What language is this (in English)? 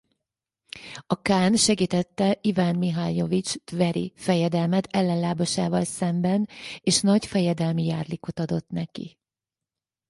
Hungarian